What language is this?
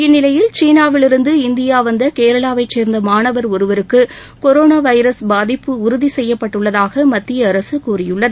Tamil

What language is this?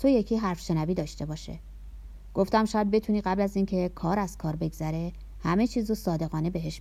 Persian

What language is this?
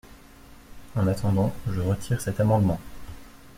French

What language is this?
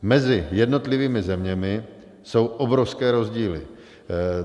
Czech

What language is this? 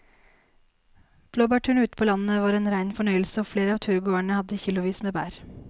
Norwegian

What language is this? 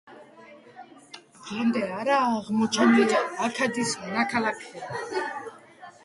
Georgian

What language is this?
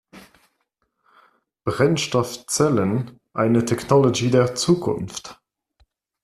German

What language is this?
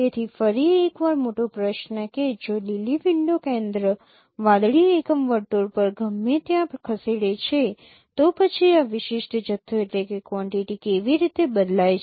Gujarati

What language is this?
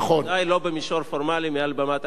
Hebrew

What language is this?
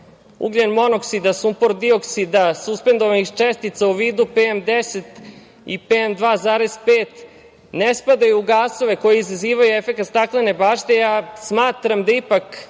Serbian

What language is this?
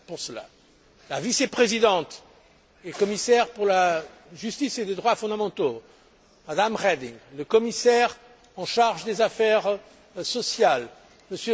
French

